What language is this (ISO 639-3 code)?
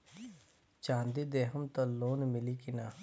bho